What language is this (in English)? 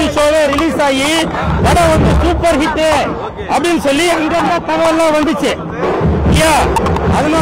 Arabic